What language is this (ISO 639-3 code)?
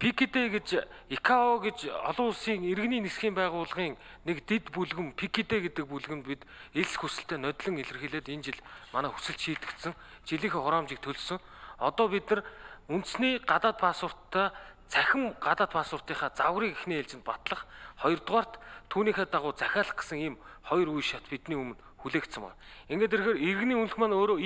tur